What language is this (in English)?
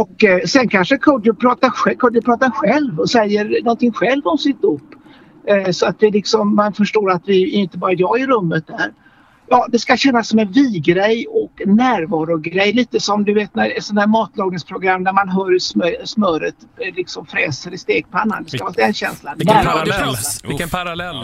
Swedish